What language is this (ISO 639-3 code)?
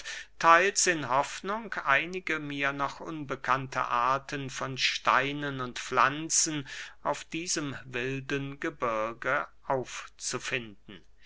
deu